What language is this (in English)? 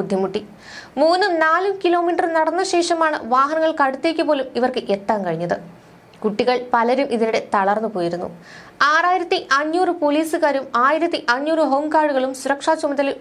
Malayalam